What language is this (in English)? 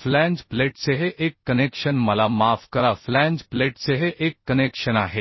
Marathi